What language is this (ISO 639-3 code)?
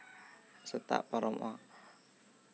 sat